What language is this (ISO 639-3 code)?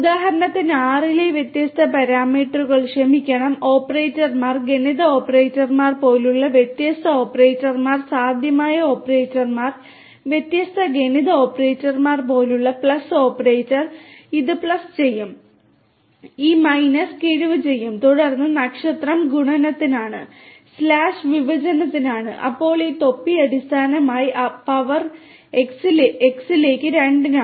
mal